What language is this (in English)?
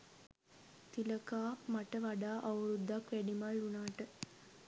Sinhala